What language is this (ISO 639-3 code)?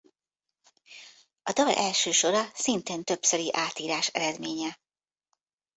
hun